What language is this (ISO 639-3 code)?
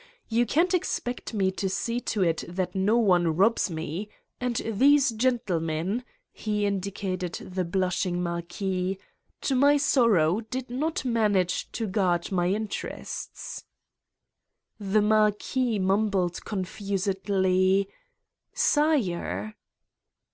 eng